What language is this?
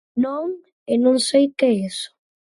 Galician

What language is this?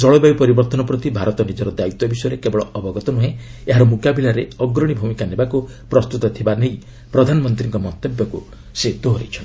Odia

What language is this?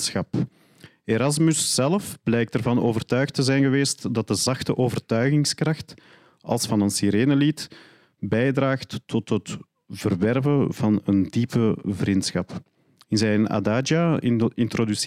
Dutch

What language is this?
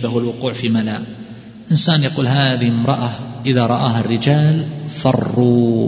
Arabic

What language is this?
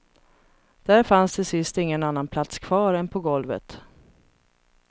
Swedish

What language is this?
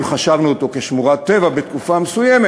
Hebrew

